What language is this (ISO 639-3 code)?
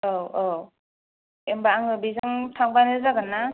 brx